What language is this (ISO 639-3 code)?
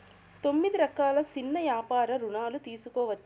tel